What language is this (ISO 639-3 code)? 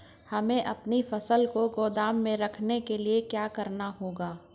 hin